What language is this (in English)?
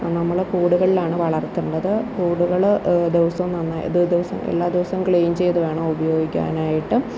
Malayalam